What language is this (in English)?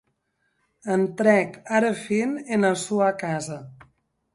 Occitan